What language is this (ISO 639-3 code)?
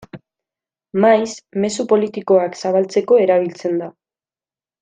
eus